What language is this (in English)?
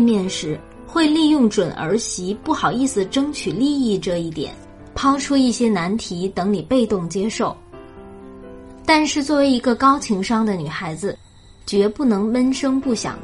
Chinese